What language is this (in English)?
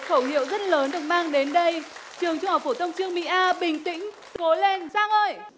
Vietnamese